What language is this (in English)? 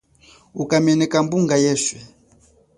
Chokwe